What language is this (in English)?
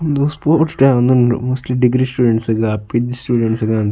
Tulu